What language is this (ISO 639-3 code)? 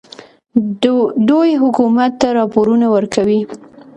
pus